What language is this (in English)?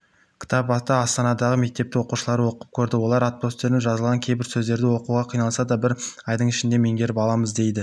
Kazakh